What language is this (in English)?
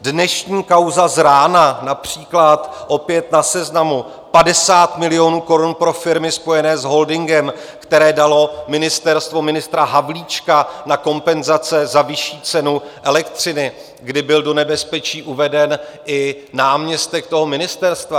Czech